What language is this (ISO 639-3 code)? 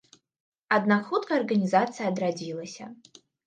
bel